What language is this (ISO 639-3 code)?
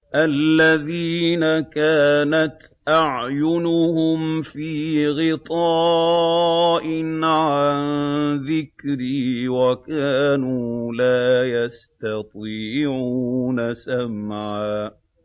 ara